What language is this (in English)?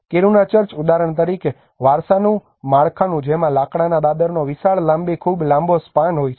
Gujarati